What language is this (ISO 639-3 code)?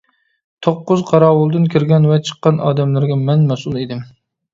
uig